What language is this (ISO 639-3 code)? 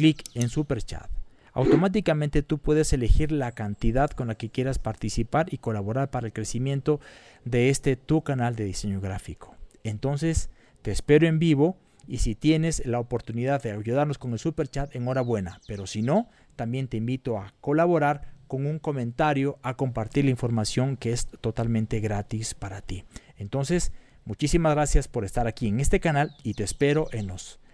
spa